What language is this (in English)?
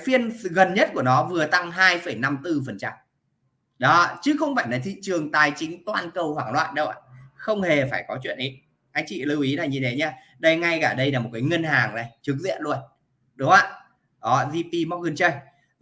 Vietnamese